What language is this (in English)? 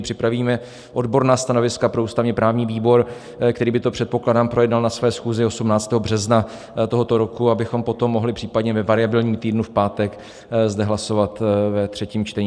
Czech